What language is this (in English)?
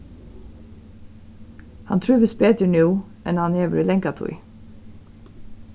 Faroese